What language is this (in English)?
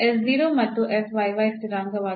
Kannada